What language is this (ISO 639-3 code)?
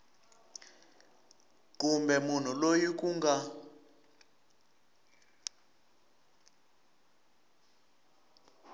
tso